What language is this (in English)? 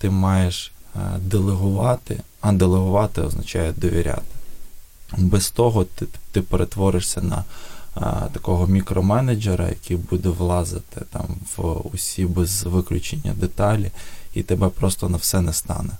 Ukrainian